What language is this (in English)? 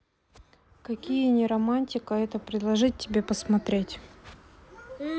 Russian